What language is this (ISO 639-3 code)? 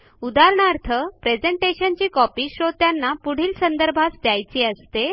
mar